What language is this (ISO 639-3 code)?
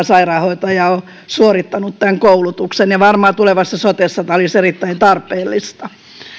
fin